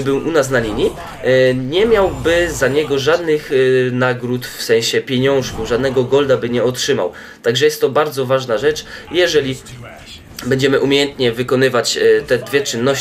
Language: Polish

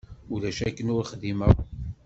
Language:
Kabyle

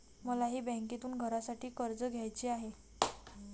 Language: Marathi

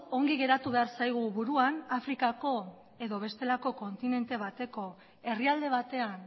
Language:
Basque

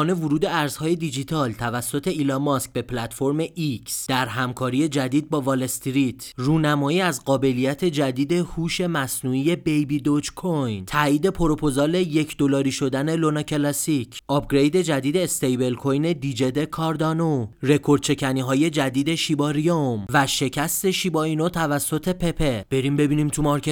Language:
Persian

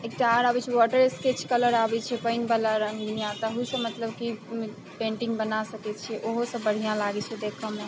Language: Maithili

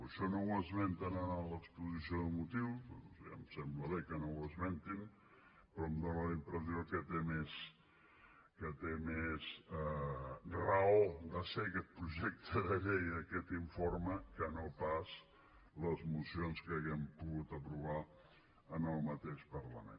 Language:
Catalan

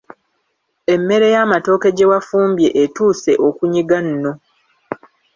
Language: Ganda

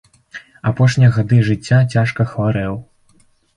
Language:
Belarusian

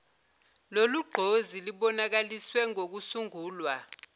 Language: Zulu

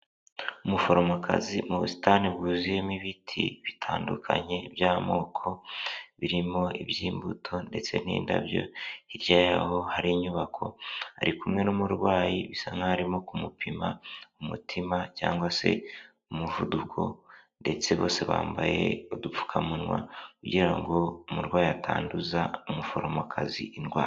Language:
Kinyarwanda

